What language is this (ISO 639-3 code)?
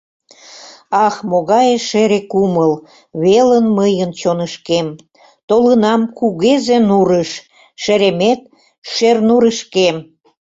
chm